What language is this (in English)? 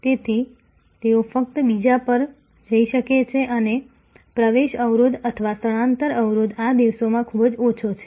Gujarati